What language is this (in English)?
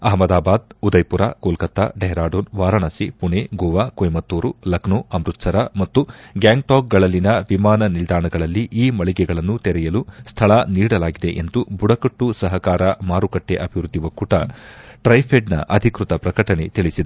Kannada